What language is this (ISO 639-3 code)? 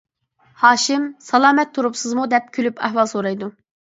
uig